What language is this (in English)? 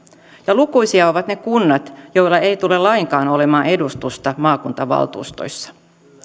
Finnish